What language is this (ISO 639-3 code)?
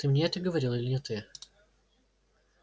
rus